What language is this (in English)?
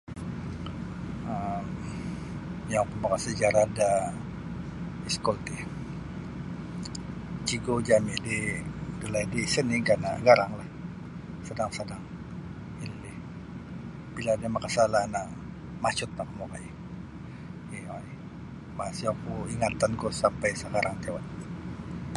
Sabah Bisaya